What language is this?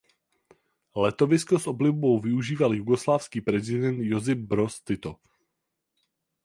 Czech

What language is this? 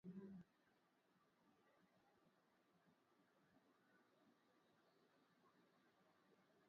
Swahili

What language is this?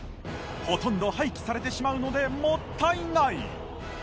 Japanese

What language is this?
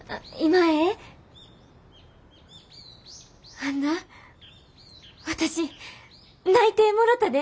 Japanese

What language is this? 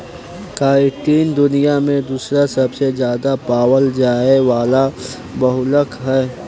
Bhojpuri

